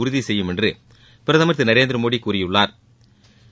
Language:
Tamil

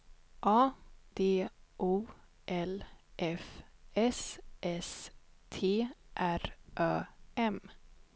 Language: Swedish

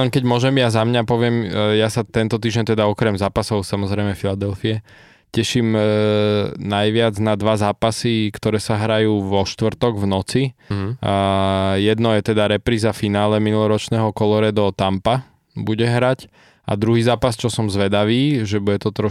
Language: Slovak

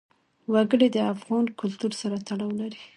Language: Pashto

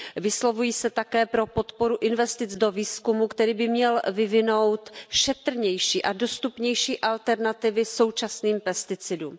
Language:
Czech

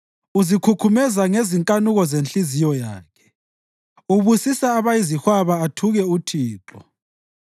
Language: North Ndebele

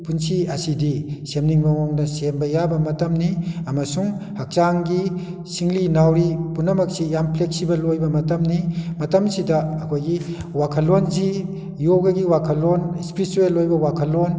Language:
Manipuri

